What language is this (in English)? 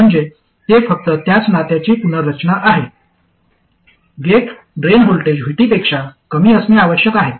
Marathi